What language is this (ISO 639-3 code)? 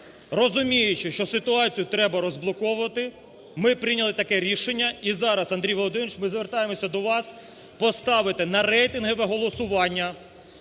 ukr